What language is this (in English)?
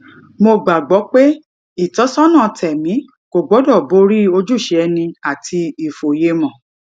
Yoruba